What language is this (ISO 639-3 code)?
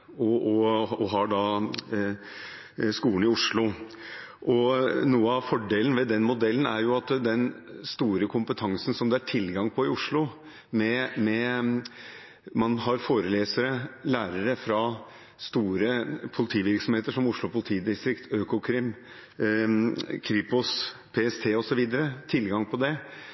nob